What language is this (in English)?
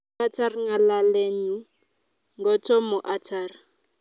Kalenjin